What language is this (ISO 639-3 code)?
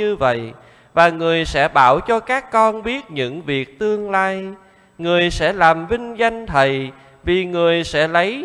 vie